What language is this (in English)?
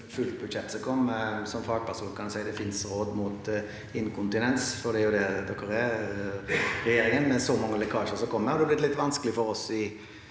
Norwegian